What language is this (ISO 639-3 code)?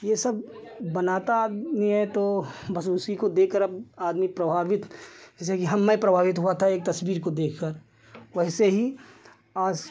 hin